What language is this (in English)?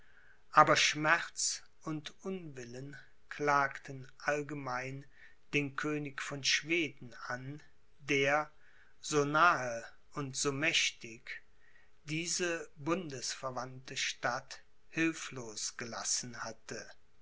German